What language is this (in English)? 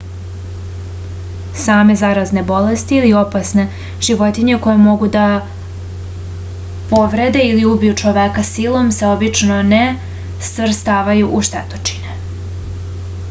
Serbian